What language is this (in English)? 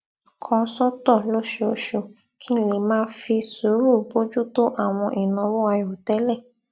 Yoruba